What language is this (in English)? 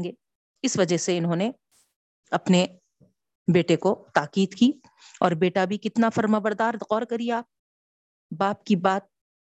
Urdu